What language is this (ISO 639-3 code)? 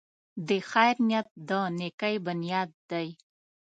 pus